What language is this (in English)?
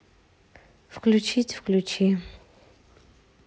Russian